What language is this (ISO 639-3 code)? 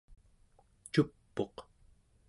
esu